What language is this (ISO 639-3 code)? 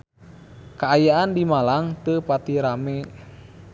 sun